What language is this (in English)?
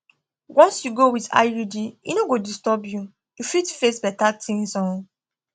Nigerian Pidgin